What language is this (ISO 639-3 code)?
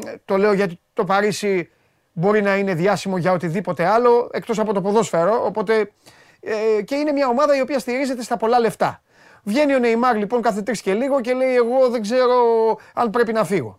ell